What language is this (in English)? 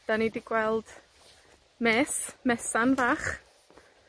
Welsh